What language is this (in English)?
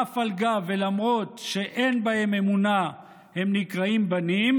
Hebrew